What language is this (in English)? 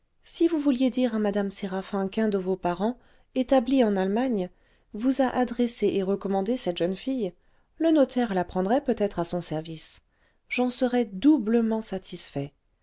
French